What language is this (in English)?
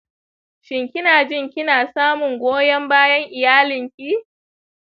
Hausa